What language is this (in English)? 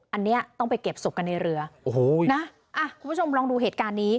Thai